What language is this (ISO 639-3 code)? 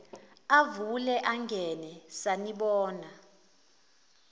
zul